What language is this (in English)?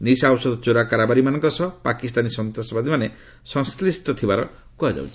Odia